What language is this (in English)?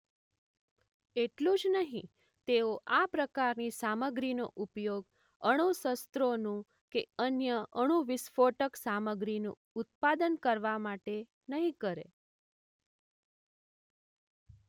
Gujarati